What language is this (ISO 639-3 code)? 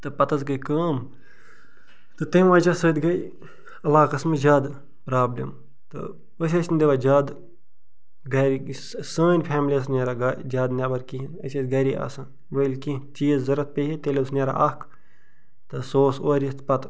kas